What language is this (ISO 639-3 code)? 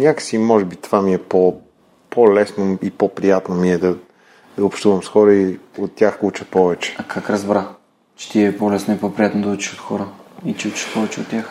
bul